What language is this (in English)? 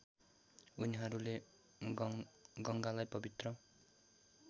Nepali